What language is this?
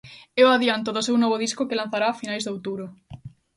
Galician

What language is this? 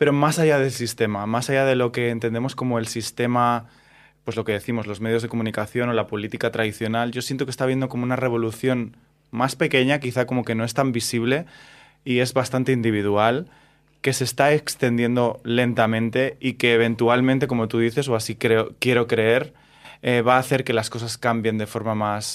Spanish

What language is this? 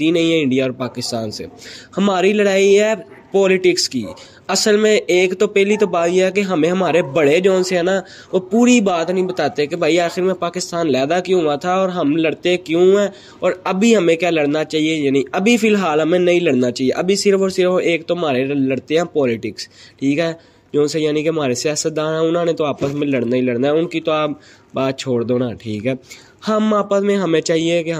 Urdu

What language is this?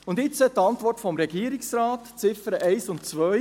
Swiss German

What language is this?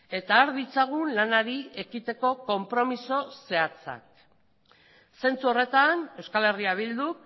Basque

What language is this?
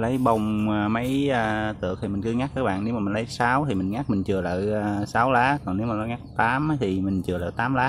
Vietnamese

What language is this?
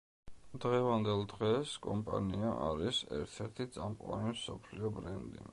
Georgian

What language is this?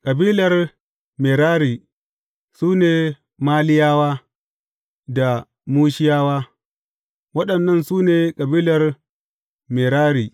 Hausa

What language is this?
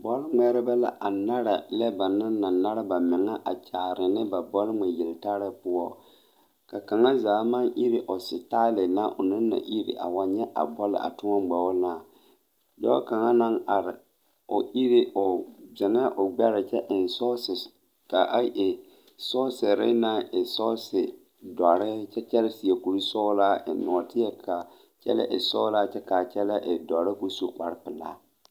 Southern Dagaare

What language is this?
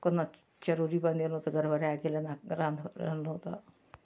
Maithili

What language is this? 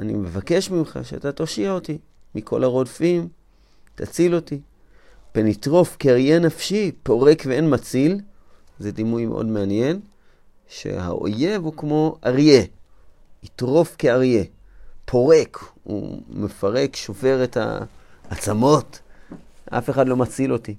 Hebrew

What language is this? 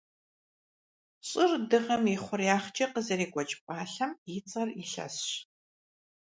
Kabardian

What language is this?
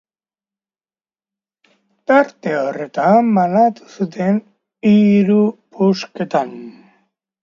Basque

